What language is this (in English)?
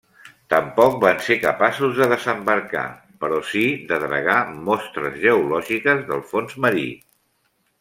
Catalan